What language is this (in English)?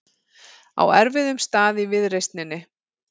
Icelandic